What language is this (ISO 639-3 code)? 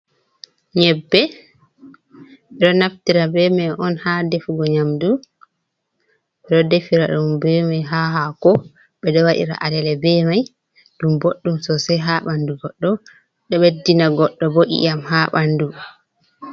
ful